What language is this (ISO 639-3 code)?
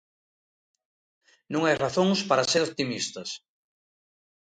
glg